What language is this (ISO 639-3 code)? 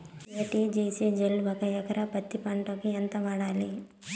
tel